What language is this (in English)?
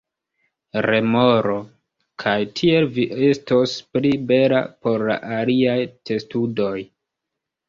Esperanto